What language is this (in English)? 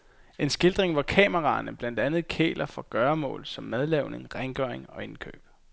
Danish